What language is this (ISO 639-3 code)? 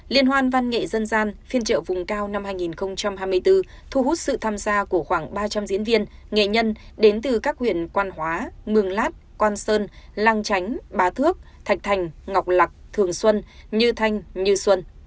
vie